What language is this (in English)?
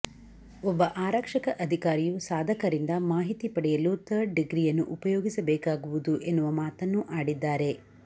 Kannada